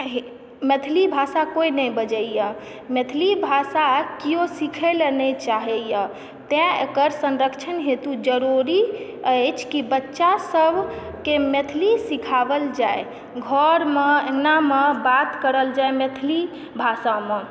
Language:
Maithili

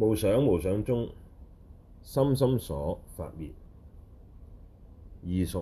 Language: Chinese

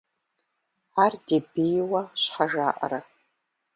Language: Kabardian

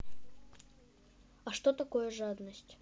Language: Russian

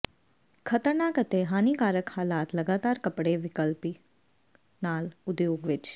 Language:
Punjabi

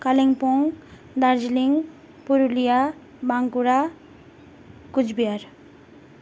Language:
Nepali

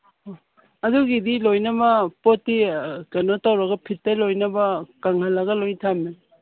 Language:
Manipuri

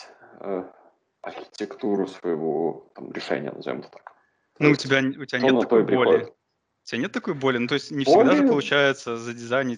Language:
Russian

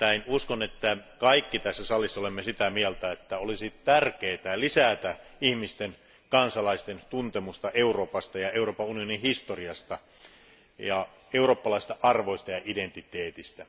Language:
Finnish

